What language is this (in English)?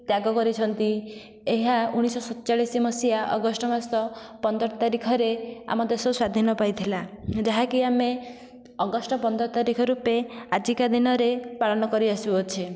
Odia